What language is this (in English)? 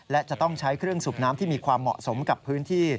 Thai